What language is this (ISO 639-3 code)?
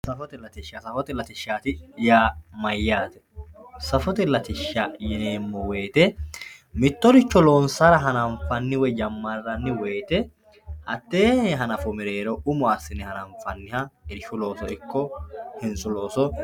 sid